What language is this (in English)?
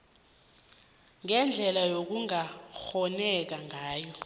South Ndebele